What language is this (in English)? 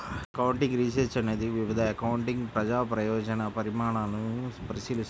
Telugu